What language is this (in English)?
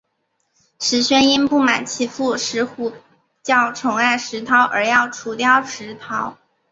Chinese